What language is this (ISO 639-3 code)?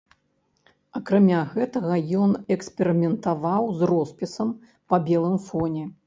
bel